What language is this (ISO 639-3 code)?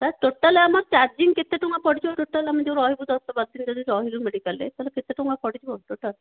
ori